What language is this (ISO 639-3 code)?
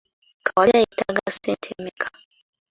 lug